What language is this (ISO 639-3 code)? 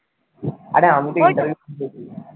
ben